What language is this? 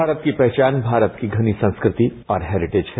Hindi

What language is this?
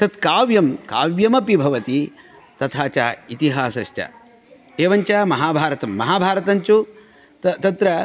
Sanskrit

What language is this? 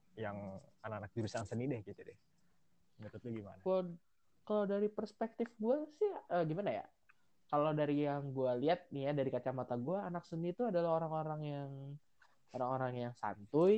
Indonesian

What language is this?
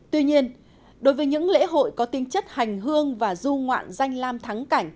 Vietnamese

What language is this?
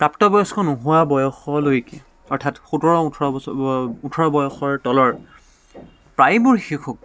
Assamese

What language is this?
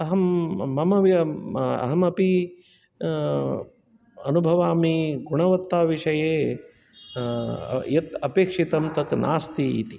Sanskrit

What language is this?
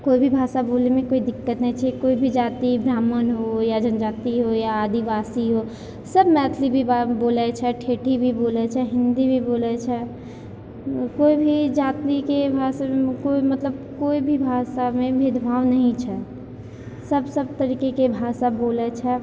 Maithili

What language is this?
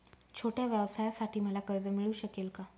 Marathi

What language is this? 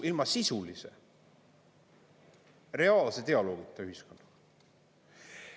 Estonian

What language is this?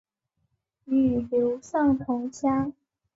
Chinese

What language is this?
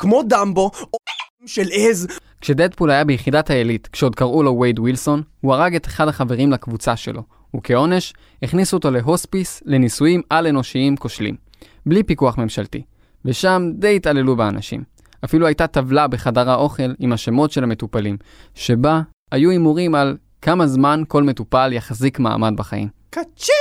Hebrew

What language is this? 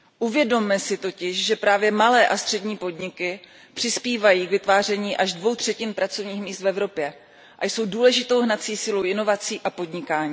Czech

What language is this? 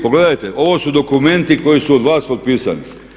Croatian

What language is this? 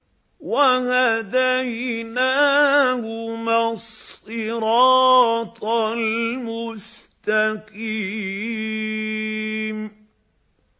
Arabic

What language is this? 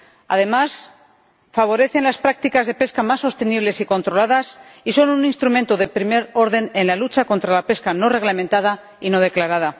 Spanish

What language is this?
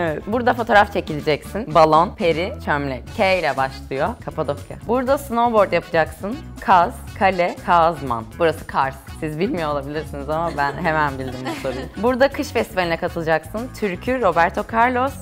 Turkish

